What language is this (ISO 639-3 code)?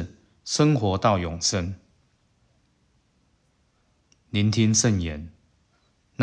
zho